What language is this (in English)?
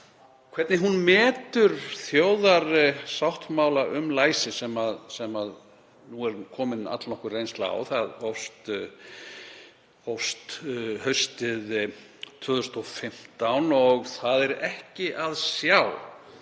Icelandic